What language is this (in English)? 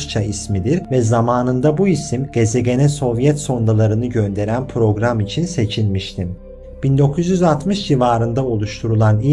Turkish